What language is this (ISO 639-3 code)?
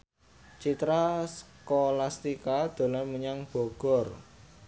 jav